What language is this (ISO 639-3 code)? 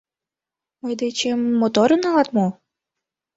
chm